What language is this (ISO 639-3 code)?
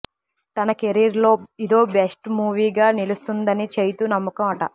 tel